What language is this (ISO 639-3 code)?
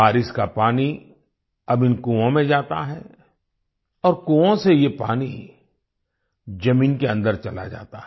hin